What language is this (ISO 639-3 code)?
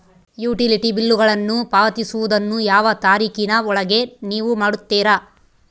kan